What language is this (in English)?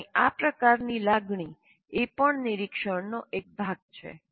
Gujarati